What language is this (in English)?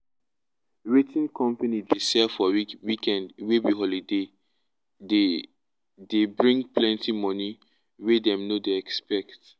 Nigerian Pidgin